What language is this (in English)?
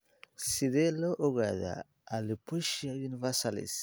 Somali